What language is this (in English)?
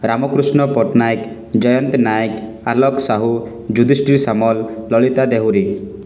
Odia